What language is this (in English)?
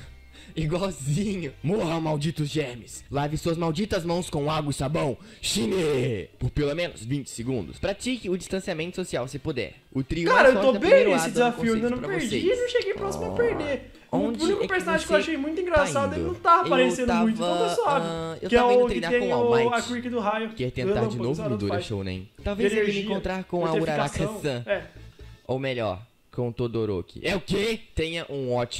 Portuguese